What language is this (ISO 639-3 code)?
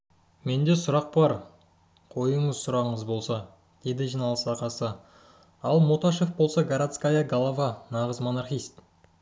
kaz